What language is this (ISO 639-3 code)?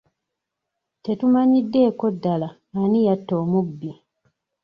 lug